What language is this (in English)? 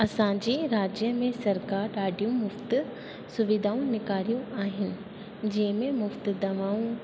Sindhi